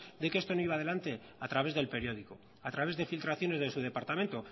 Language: Spanish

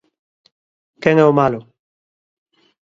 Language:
Galician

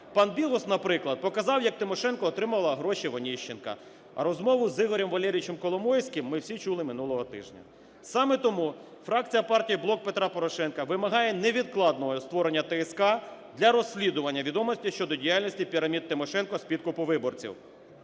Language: Ukrainian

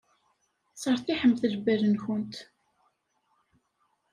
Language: Kabyle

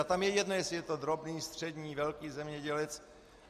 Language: Czech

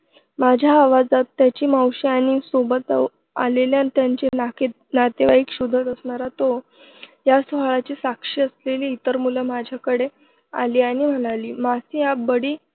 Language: Marathi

